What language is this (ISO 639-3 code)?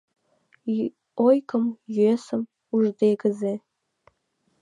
chm